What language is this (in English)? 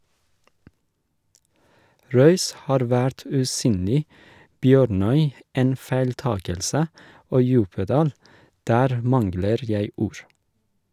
Norwegian